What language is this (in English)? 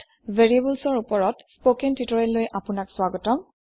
Assamese